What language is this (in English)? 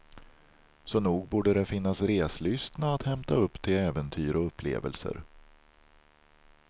Swedish